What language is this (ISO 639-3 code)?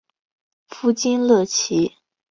zho